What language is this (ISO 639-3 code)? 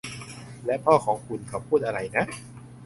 tha